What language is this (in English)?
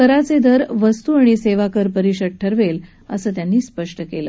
Marathi